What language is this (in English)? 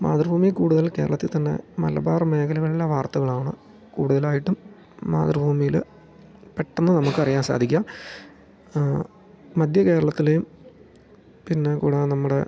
Malayalam